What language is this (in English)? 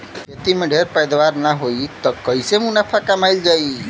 Bhojpuri